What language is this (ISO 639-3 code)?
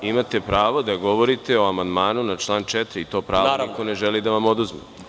srp